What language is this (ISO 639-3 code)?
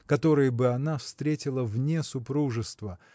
rus